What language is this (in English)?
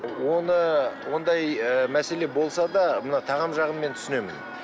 Kazakh